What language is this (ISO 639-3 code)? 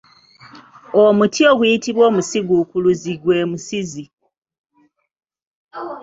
lug